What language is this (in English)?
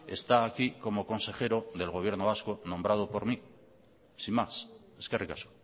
Spanish